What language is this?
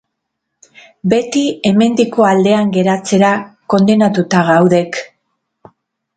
Basque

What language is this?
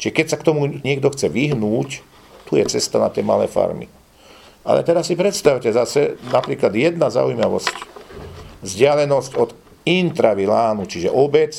Slovak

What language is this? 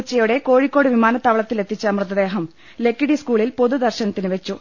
Malayalam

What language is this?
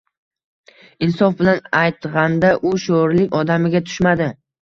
Uzbek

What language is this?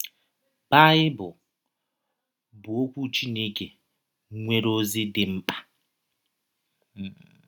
Igbo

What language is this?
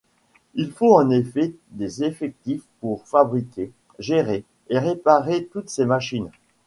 French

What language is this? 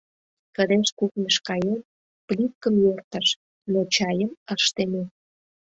Mari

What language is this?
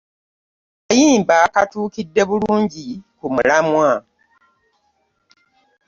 Ganda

